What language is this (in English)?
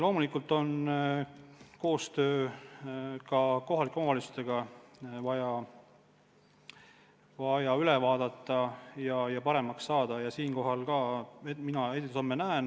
Estonian